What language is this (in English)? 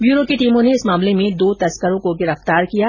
Hindi